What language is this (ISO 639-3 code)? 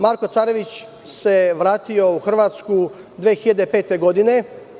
srp